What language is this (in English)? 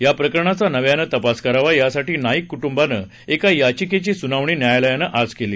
Marathi